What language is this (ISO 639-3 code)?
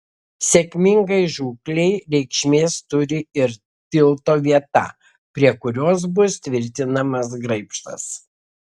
lit